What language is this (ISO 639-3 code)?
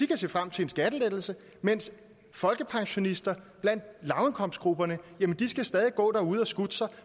dan